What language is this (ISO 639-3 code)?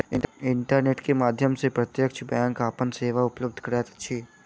mai